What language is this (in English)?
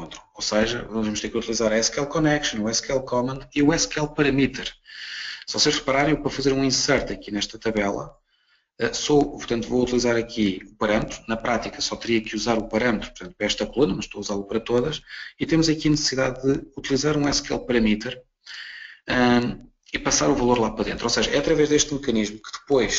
Portuguese